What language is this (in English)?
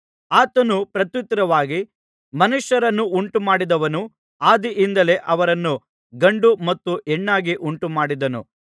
Kannada